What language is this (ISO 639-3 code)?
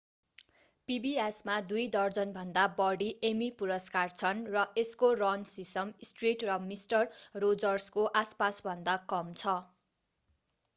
nep